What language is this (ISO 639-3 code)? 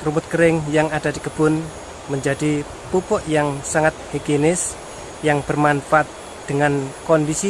ind